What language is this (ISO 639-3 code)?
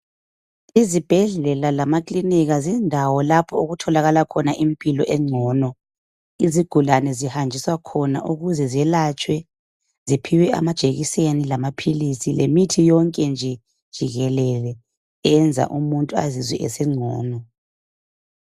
nde